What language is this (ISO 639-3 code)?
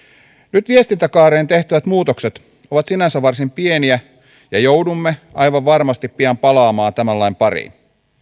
fin